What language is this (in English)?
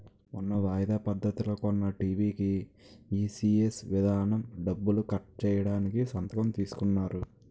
Telugu